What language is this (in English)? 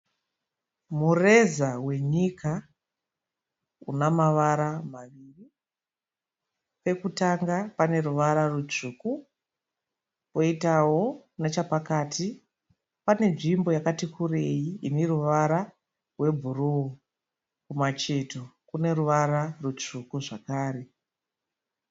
Shona